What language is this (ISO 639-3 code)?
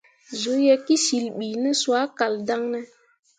mua